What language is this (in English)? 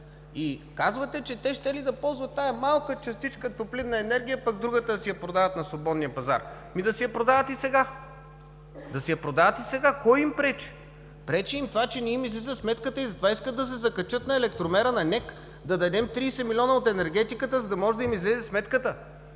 Bulgarian